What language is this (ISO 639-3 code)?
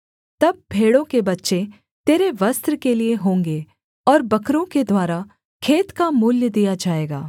hin